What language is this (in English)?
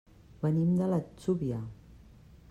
Catalan